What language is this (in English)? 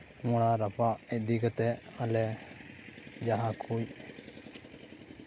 Santali